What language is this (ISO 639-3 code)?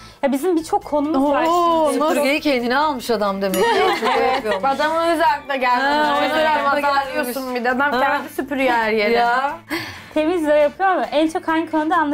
tur